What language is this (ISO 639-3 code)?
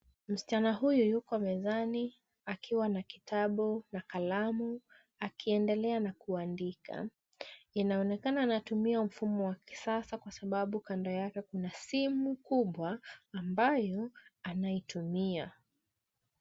swa